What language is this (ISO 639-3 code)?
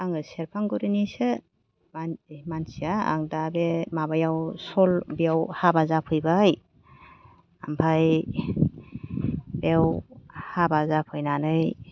brx